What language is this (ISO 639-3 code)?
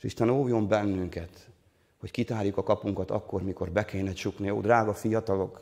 hun